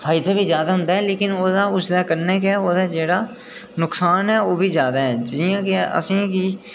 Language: Dogri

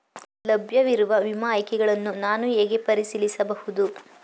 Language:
Kannada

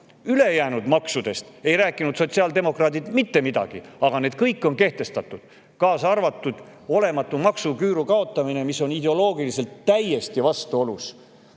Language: Estonian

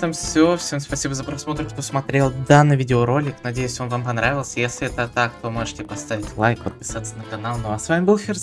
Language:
Russian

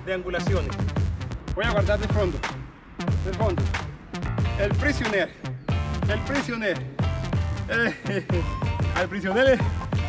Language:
Spanish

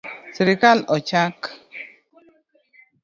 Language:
Luo (Kenya and Tanzania)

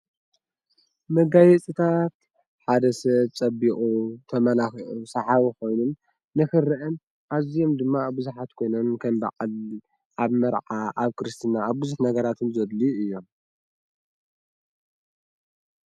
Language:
Tigrinya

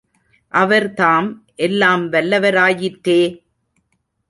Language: Tamil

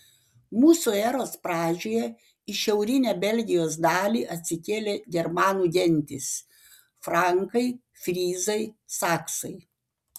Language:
Lithuanian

